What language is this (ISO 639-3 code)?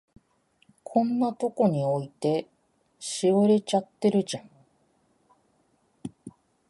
jpn